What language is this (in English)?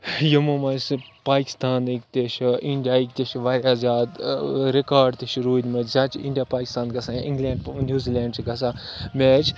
Kashmiri